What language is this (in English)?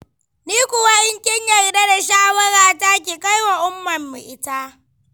Hausa